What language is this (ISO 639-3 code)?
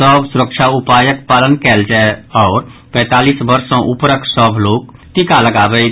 mai